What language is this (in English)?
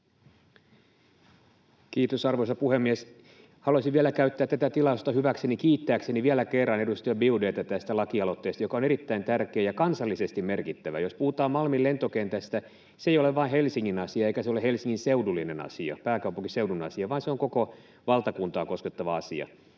Finnish